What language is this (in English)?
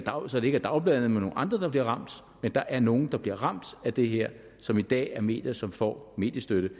Danish